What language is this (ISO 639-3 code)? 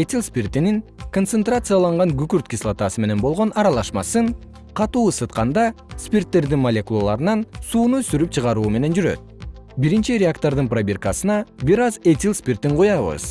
kir